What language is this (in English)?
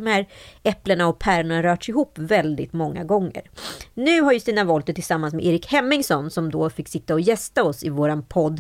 Swedish